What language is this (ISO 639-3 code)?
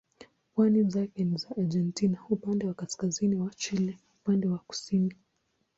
swa